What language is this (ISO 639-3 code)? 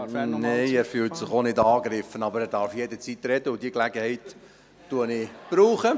gsw